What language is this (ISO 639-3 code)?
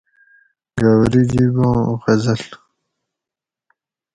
gwc